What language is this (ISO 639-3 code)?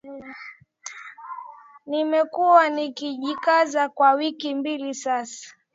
swa